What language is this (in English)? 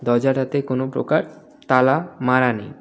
Bangla